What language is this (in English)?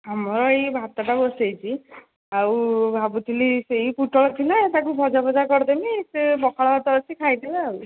Odia